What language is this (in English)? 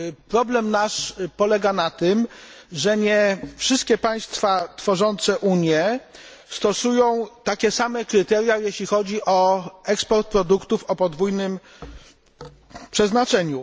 Polish